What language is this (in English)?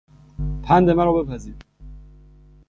Persian